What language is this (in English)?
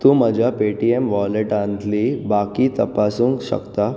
Konkani